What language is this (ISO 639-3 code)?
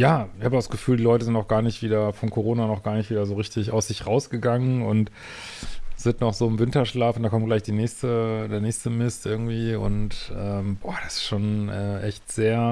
deu